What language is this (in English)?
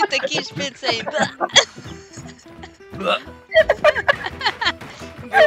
Hungarian